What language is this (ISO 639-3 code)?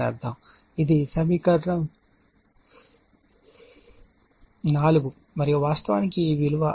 tel